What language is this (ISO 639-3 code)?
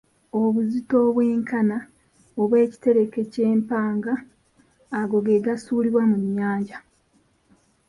lug